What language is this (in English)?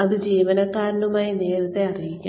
Malayalam